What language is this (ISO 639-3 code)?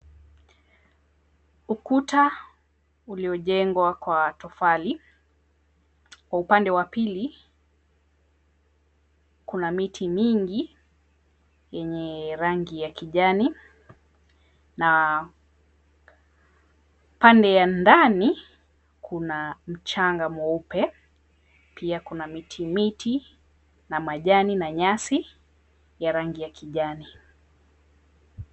swa